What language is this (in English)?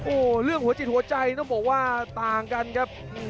Thai